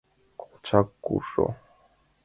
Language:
Mari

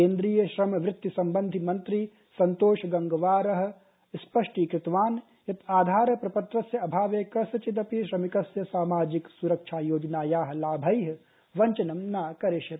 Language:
Sanskrit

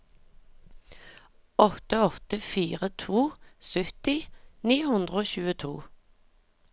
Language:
Norwegian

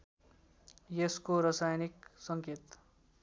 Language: Nepali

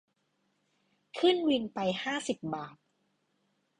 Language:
Thai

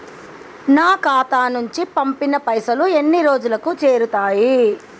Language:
Telugu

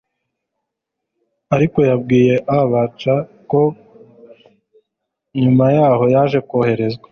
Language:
Kinyarwanda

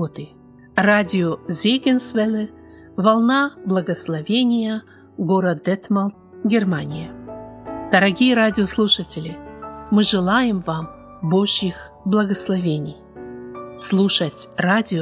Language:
Russian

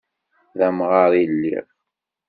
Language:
Kabyle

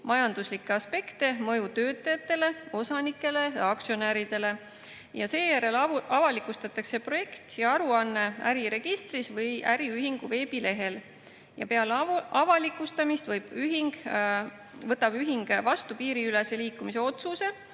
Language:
Estonian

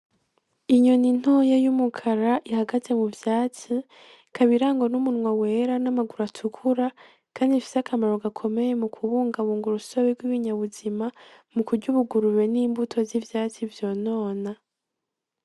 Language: Rundi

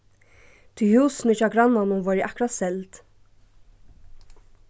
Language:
Faroese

